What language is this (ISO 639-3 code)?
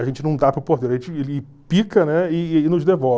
por